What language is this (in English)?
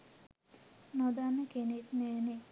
Sinhala